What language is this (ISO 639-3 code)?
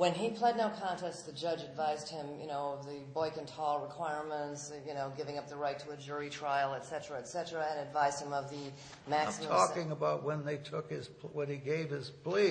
eng